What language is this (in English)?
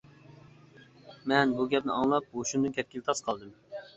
Uyghur